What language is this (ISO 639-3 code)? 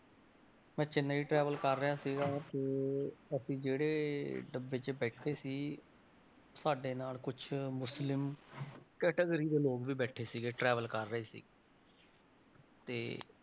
pan